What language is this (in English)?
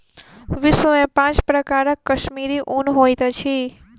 Maithili